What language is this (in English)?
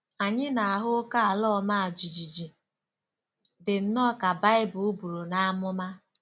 Igbo